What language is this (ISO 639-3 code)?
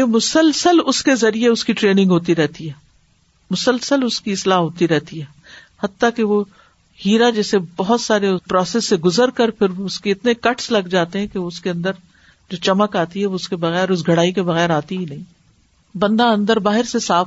urd